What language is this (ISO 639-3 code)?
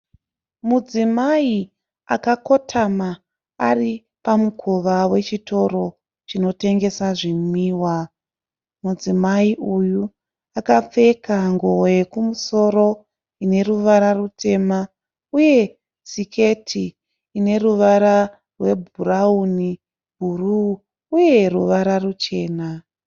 sna